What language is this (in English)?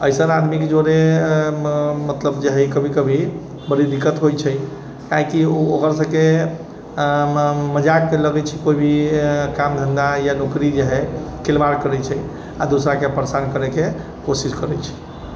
Maithili